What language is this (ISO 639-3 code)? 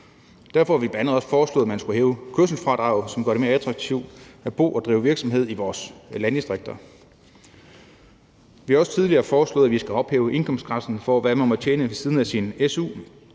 dan